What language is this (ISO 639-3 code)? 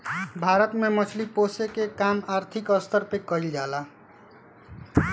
bho